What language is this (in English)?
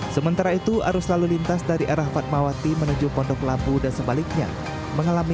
Indonesian